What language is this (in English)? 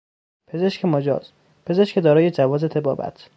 Persian